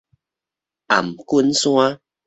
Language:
Min Nan Chinese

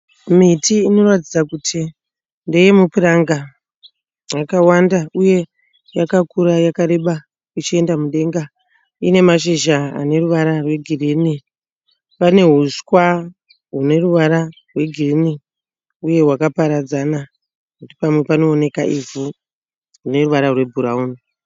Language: Shona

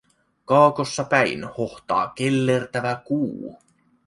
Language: Finnish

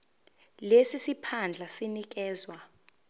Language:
Zulu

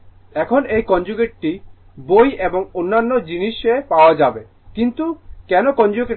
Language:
Bangla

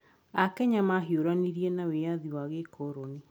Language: Kikuyu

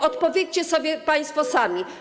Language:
Polish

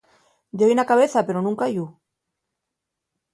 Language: Asturian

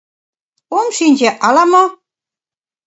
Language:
Mari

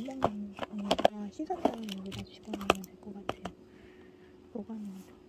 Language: Korean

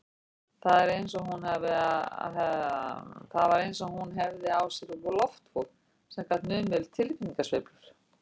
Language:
Icelandic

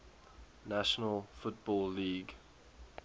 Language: English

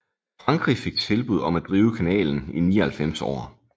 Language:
Danish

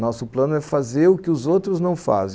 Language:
Portuguese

